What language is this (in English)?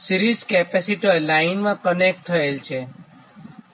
Gujarati